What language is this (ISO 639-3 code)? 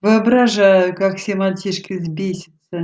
rus